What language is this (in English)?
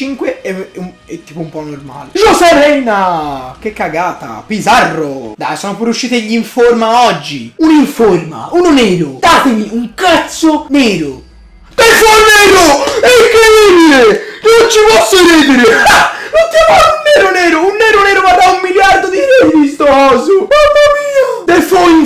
Italian